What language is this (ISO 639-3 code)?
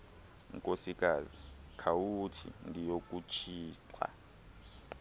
xho